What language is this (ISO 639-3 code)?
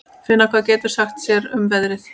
isl